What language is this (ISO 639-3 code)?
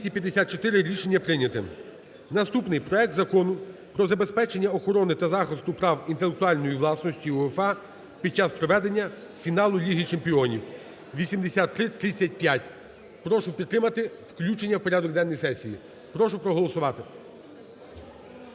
ukr